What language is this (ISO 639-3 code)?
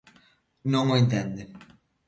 glg